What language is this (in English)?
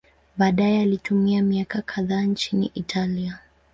Swahili